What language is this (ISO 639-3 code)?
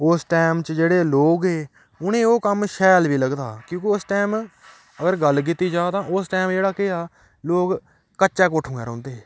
doi